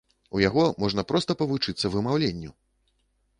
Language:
Belarusian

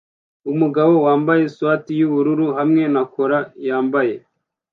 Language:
Kinyarwanda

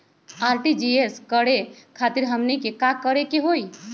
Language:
Magahi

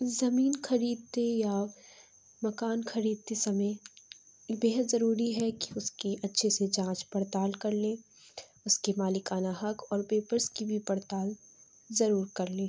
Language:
Urdu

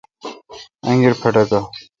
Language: Kalkoti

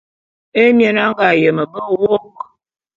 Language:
Bulu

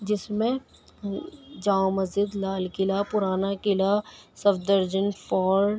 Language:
Urdu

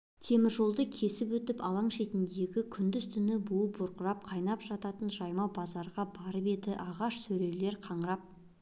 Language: Kazakh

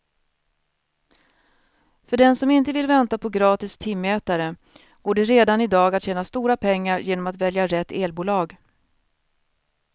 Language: Swedish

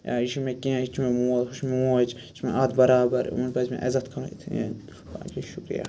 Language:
Kashmiri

